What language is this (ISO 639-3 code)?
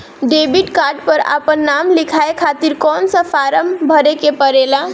bho